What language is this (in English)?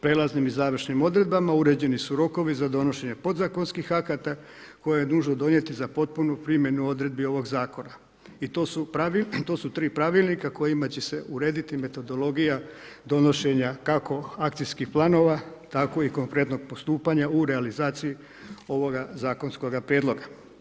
Croatian